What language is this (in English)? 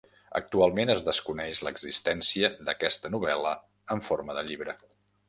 Catalan